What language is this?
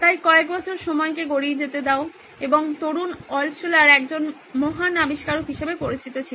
Bangla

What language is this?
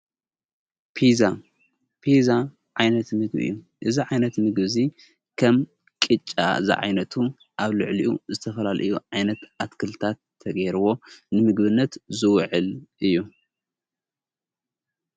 Tigrinya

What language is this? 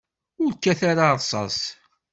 Kabyle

